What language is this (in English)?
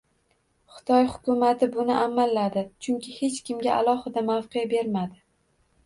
Uzbek